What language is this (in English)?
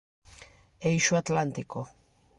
Galician